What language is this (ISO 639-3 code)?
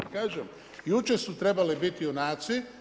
hrv